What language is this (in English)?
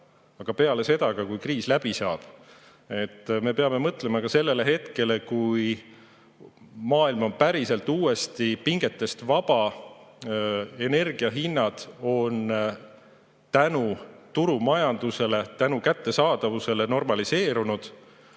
Estonian